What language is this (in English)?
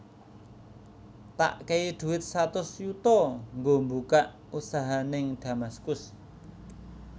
Javanese